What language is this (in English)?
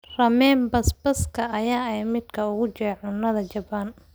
Somali